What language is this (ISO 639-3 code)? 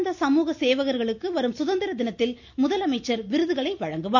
tam